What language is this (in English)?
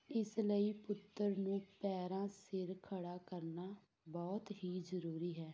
Punjabi